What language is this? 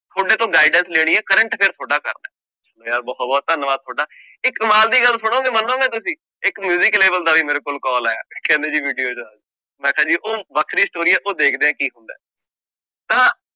Punjabi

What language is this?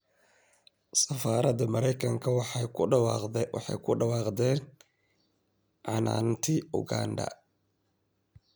Somali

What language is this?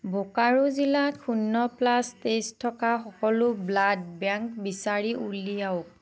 Assamese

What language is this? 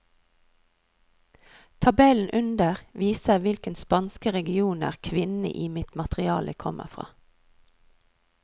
Norwegian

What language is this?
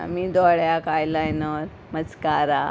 Konkani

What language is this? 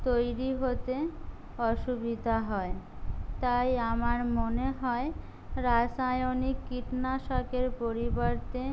Bangla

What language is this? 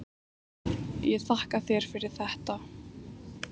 Icelandic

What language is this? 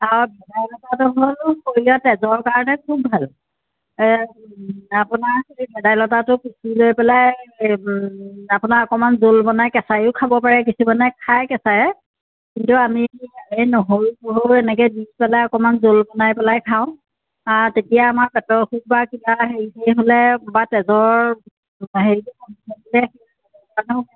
Assamese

